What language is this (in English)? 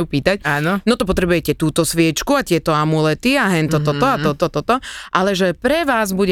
Slovak